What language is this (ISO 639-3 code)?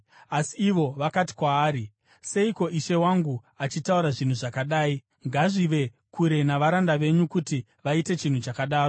sna